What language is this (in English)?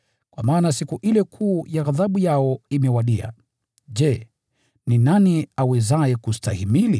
Swahili